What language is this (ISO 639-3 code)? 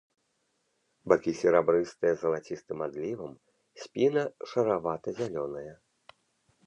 bel